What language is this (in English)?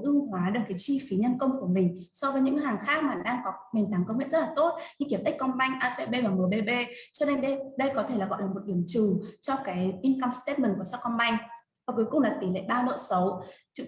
Vietnamese